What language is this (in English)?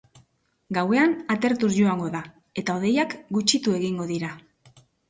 Basque